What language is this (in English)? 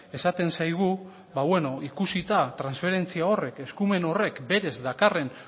Basque